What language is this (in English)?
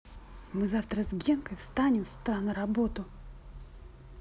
Russian